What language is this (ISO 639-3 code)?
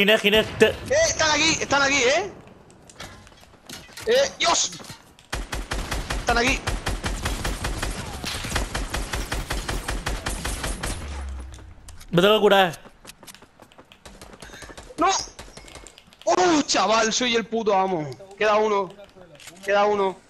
spa